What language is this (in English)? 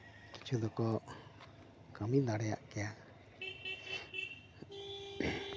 Santali